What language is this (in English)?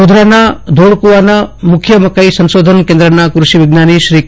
Gujarati